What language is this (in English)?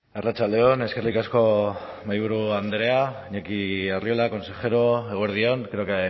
Basque